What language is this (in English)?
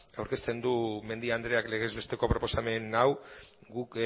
Basque